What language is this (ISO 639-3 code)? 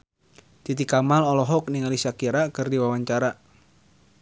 sun